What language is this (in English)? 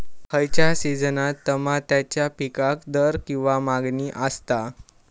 Marathi